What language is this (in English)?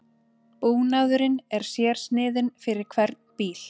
Icelandic